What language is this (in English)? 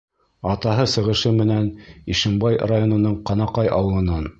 Bashkir